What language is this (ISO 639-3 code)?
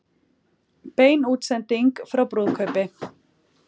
isl